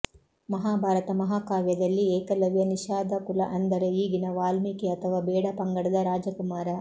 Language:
Kannada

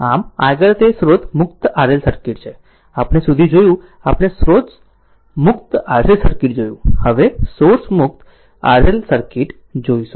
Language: Gujarati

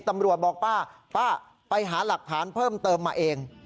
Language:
Thai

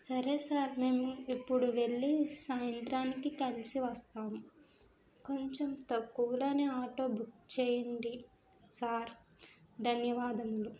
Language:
Telugu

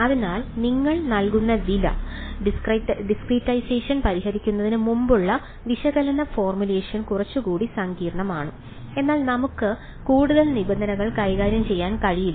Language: Malayalam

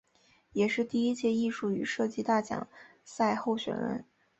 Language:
Chinese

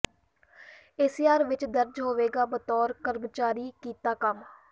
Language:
Punjabi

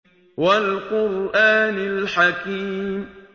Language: Arabic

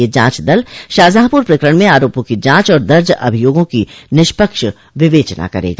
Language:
Hindi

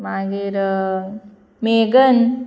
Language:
Konkani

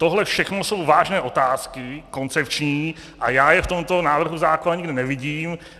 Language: Czech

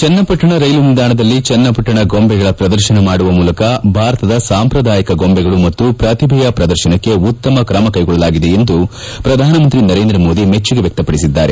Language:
Kannada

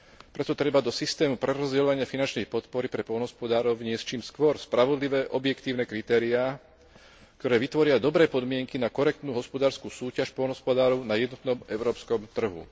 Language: Slovak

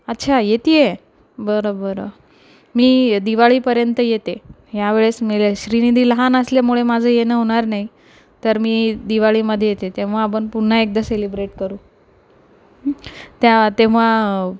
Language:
Marathi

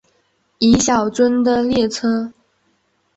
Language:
Chinese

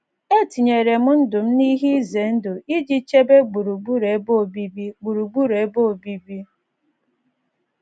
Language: Igbo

